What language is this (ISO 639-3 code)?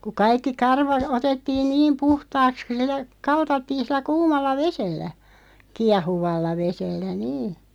fin